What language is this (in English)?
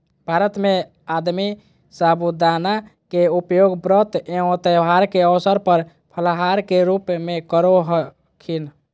Magahi